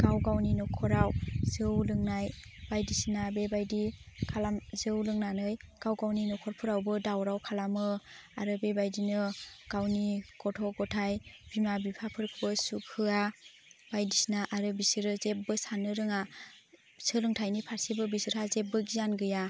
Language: Bodo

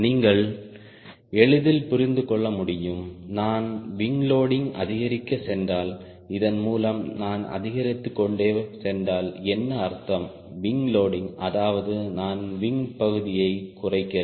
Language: Tamil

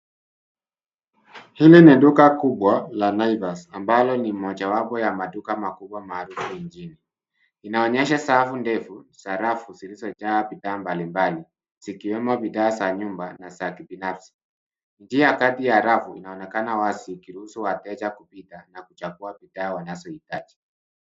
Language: Swahili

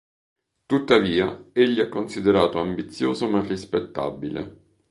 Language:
Italian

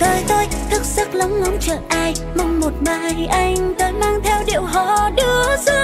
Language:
Vietnamese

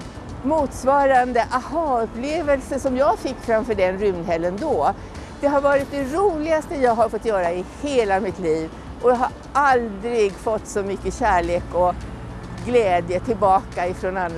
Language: Swedish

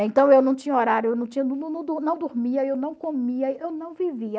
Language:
Portuguese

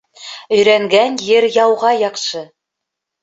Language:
Bashkir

